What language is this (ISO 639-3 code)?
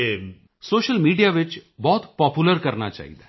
pan